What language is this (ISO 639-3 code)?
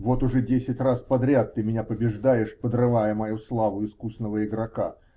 rus